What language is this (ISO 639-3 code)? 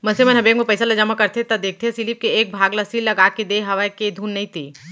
hne